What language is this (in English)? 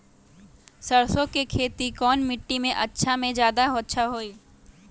Magahi